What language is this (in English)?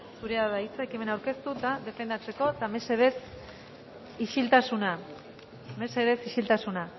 Basque